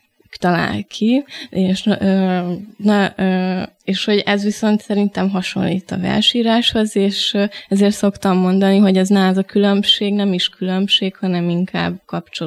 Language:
Hungarian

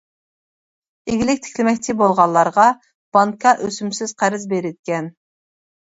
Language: Uyghur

